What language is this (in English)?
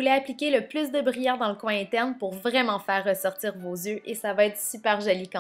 French